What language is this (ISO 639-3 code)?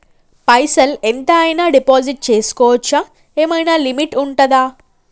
tel